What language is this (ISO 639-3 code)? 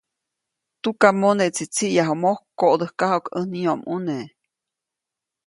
zoc